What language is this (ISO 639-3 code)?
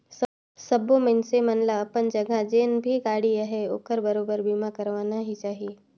hne